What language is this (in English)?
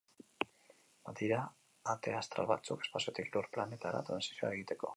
Basque